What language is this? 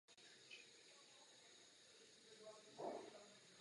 Czech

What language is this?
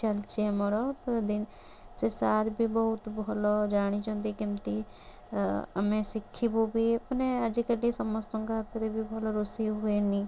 Odia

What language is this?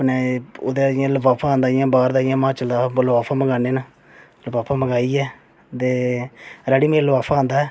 Dogri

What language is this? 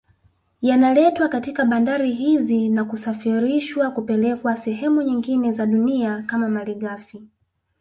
Swahili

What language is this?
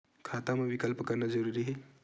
Chhattisgarhi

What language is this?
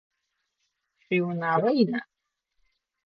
Adyghe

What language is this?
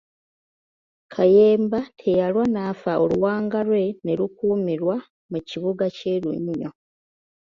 Ganda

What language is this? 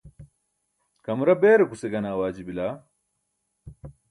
Burushaski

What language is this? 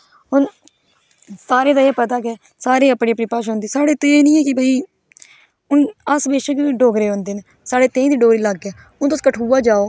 Dogri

